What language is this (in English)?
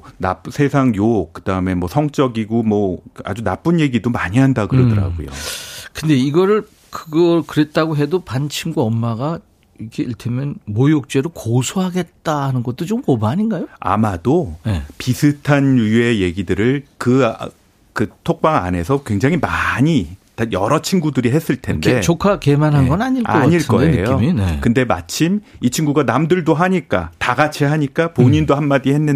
Korean